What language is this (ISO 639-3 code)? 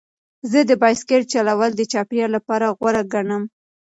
pus